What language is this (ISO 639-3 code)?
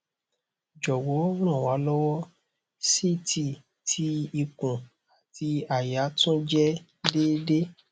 yor